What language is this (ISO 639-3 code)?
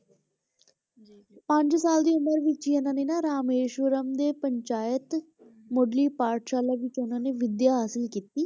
pan